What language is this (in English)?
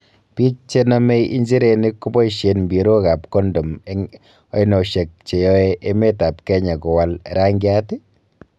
Kalenjin